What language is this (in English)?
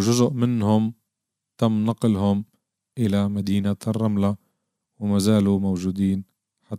Arabic